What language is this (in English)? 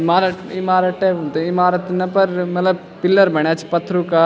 Garhwali